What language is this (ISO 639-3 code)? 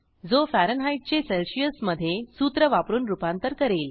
mar